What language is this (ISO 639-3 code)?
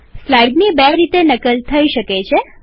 guj